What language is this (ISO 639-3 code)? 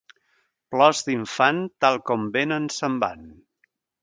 cat